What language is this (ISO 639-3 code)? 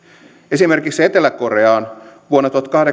fin